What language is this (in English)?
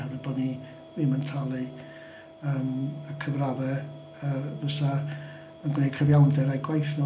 Welsh